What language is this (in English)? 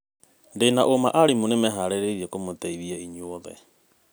Kikuyu